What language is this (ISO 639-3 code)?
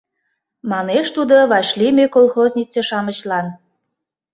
chm